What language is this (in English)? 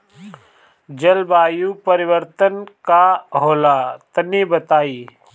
Bhojpuri